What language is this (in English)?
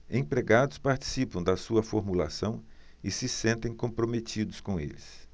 Portuguese